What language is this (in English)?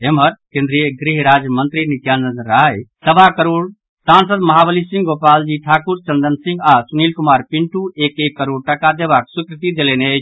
Maithili